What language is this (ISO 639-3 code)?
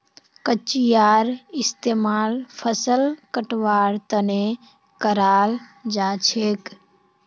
mag